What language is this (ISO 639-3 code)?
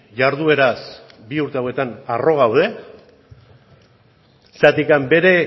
eus